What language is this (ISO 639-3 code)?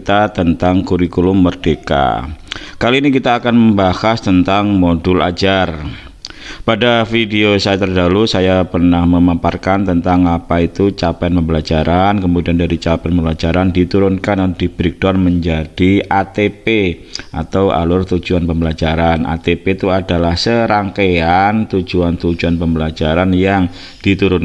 ind